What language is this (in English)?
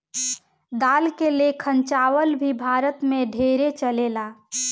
Bhojpuri